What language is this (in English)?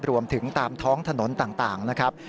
Thai